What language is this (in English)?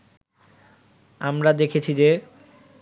Bangla